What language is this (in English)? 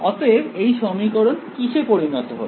Bangla